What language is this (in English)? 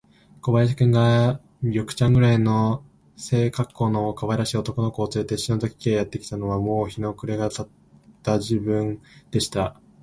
Japanese